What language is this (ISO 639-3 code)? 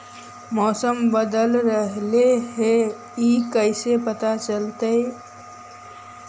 mag